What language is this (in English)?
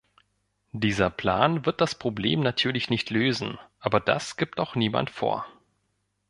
German